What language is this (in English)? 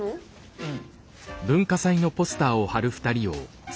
Japanese